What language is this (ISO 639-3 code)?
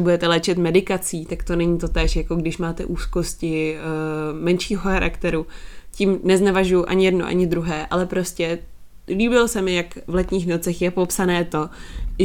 ces